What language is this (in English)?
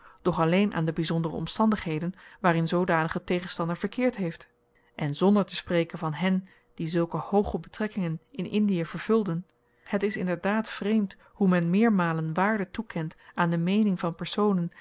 Dutch